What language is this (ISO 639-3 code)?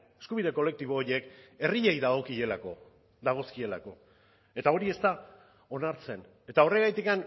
eus